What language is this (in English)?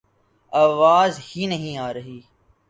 Urdu